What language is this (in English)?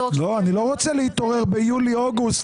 Hebrew